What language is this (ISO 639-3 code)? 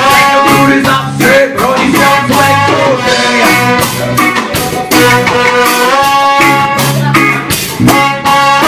spa